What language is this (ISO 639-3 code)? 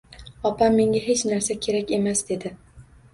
uzb